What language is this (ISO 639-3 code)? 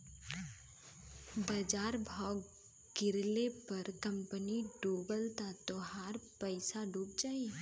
bho